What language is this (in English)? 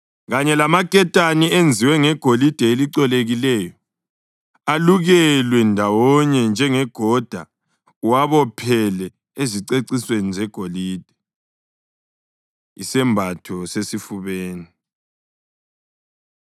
North Ndebele